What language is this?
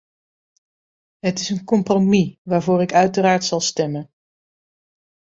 Dutch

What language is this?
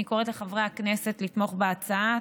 Hebrew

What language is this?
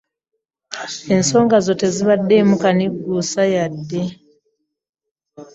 Ganda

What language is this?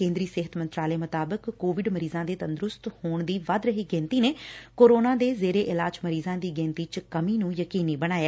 Punjabi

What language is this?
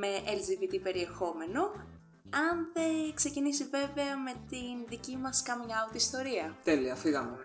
Greek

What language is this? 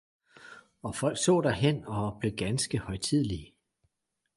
Danish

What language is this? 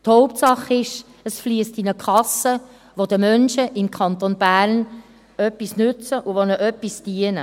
Swiss German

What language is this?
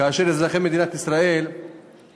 Hebrew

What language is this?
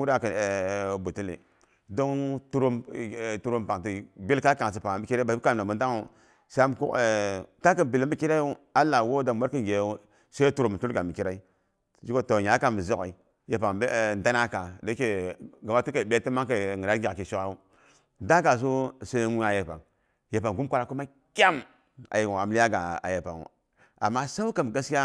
Boghom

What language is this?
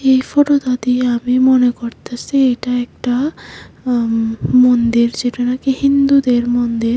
Bangla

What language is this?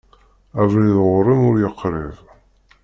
Kabyle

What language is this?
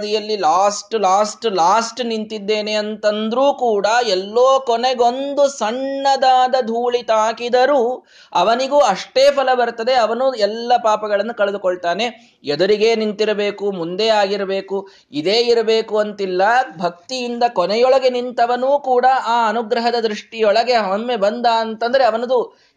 Kannada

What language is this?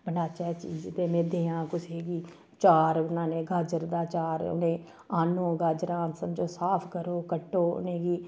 Dogri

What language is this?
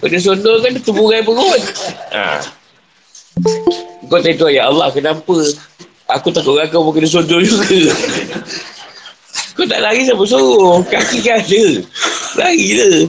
Malay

